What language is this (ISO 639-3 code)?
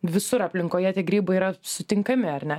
lit